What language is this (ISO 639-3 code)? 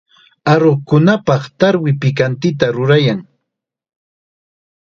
qxa